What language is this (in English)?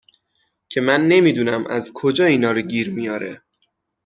Persian